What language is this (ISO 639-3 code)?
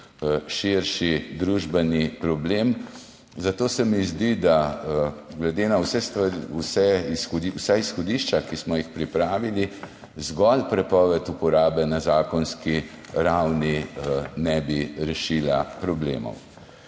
slv